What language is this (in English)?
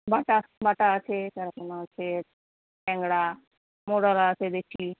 Bangla